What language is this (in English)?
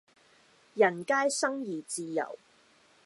Cantonese